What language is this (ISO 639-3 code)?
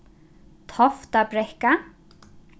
fao